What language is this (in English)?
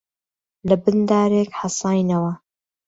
Central Kurdish